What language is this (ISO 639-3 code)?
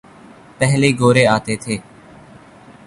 urd